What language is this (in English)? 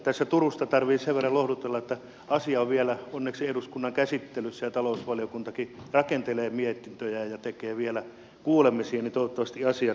Finnish